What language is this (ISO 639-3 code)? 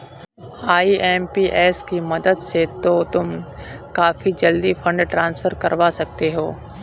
hin